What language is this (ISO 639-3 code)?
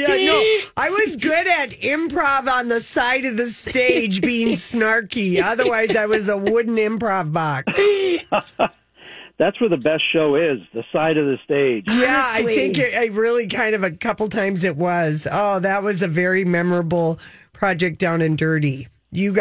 eng